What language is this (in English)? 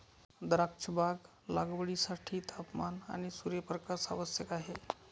Marathi